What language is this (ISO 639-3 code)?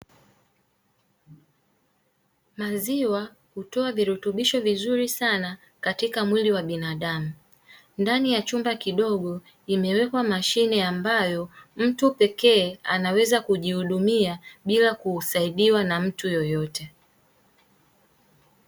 swa